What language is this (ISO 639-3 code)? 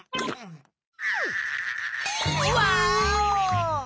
jpn